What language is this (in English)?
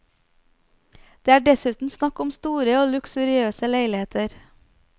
Norwegian